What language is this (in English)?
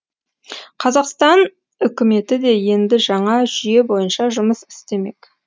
Kazakh